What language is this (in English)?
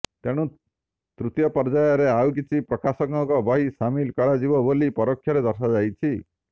Odia